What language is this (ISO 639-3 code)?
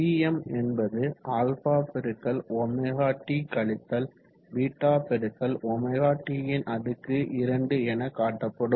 tam